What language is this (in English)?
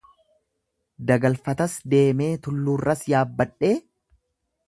Oromo